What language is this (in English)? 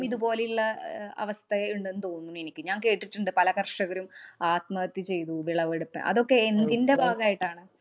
Malayalam